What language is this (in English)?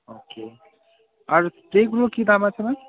Bangla